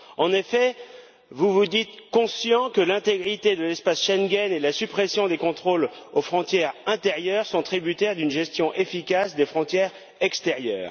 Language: French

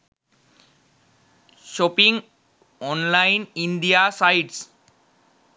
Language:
Sinhala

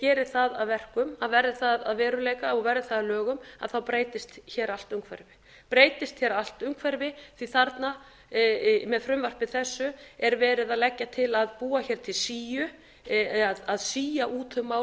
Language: Icelandic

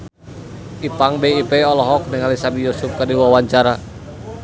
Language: Sundanese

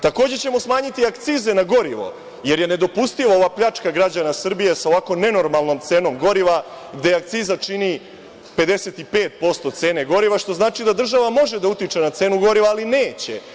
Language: Serbian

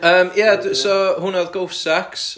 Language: Welsh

